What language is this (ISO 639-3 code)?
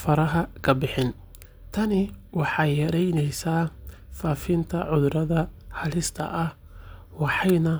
som